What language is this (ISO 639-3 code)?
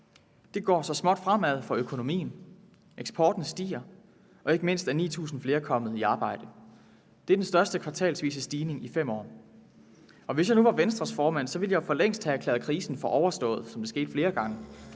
dan